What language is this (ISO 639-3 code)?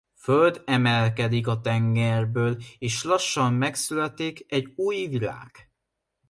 hun